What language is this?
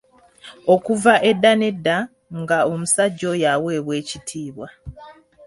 Ganda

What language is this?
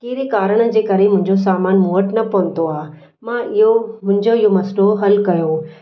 Sindhi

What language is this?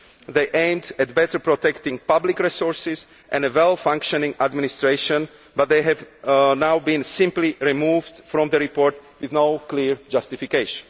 English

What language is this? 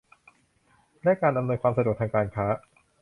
Thai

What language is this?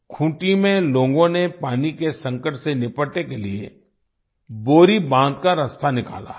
Hindi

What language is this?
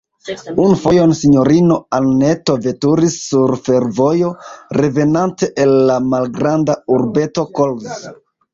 Esperanto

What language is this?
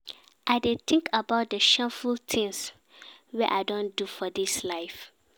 Nigerian Pidgin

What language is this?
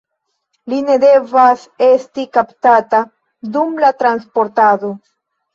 Esperanto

